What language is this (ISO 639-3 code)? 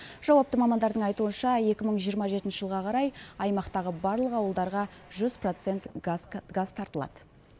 kaz